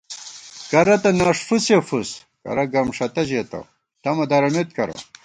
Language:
Gawar-Bati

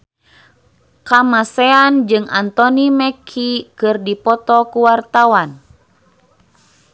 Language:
Sundanese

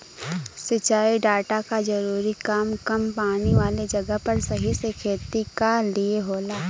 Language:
Bhojpuri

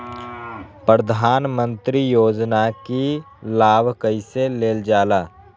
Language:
Magahi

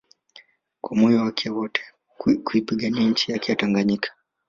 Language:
Swahili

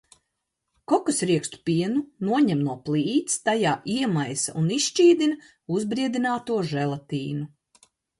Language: Latvian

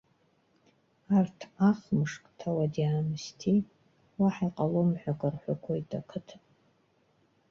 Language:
Abkhazian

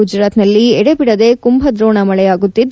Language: Kannada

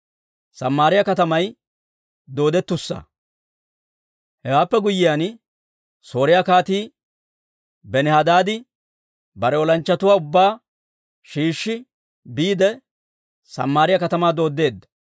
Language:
Dawro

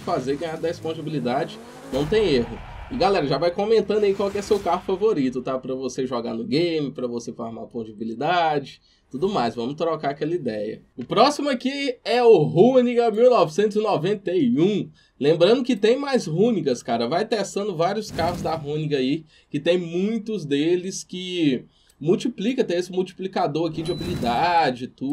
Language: Portuguese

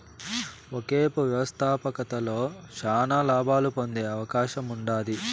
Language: Telugu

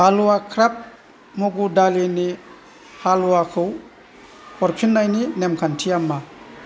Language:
Bodo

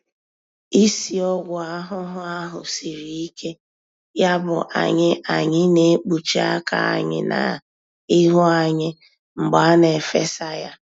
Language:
Igbo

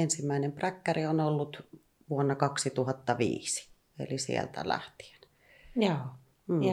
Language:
Finnish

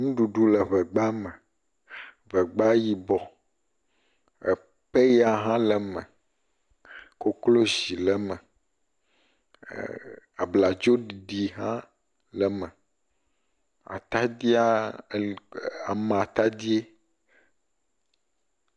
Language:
Ewe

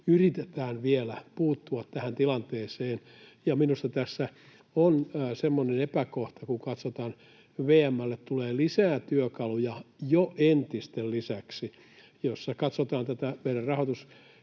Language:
Finnish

